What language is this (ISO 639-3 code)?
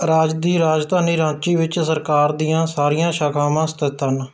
pan